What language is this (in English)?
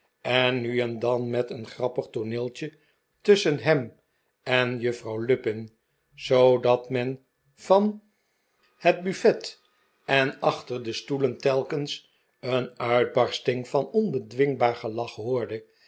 Dutch